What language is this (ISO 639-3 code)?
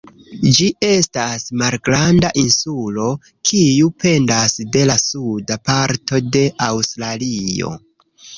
epo